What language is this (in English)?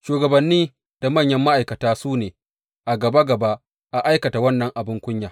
Hausa